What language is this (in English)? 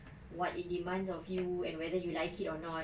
English